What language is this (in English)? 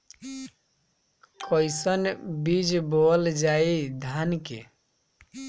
Bhojpuri